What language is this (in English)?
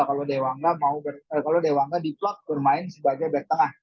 Indonesian